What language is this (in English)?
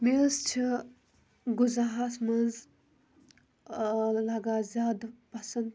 Kashmiri